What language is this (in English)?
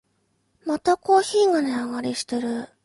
Japanese